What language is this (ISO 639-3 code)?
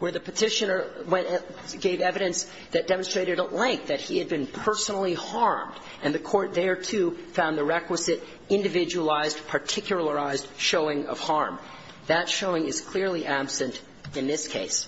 eng